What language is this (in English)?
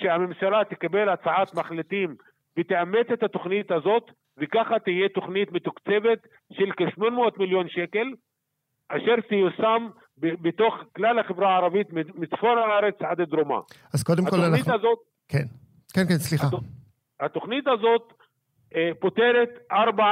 Hebrew